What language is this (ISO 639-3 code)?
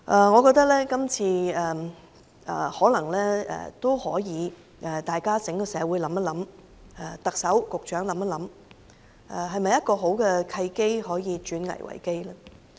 yue